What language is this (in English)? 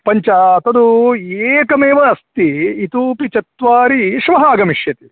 Sanskrit